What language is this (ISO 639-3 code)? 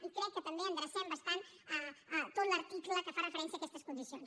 cat